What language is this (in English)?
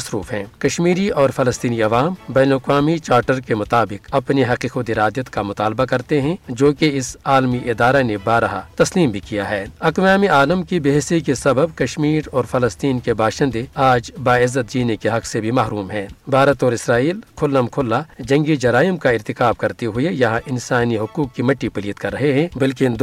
Urdu